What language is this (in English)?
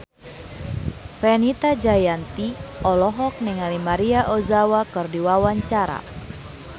Sundanese